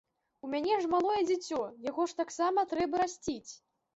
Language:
Belarusian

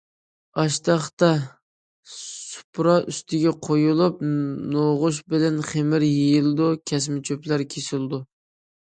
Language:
Uyghur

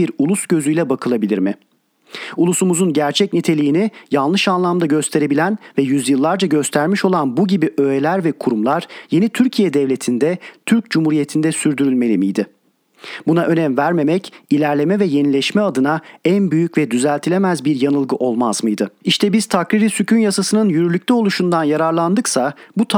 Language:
Turkish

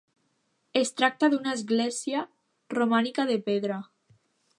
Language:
Catalan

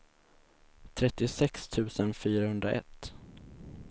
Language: Swedish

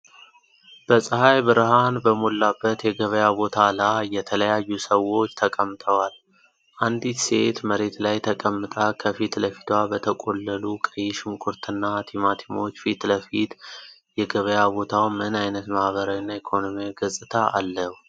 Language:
Amharic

